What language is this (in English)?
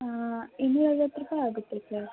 Kannada